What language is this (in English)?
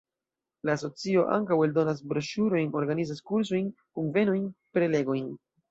Esperanto